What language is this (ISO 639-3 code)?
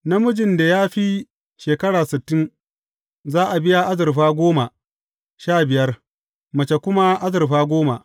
hau